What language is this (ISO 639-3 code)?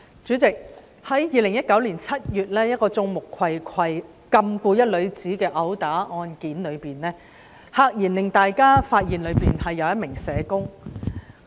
yue